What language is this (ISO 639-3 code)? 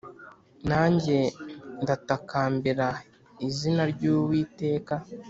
kin